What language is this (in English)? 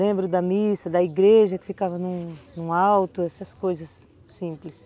Portuguese